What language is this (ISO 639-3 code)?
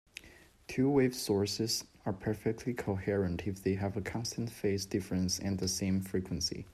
eng